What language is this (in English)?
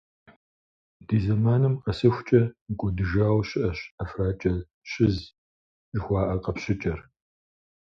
Kabardian